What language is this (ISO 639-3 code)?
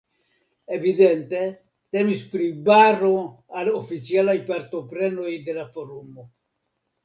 epo